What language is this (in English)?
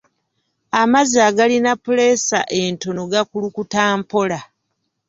Ganda